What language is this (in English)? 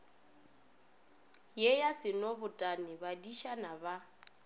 Northern Sotho